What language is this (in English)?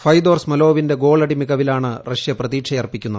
Malayalam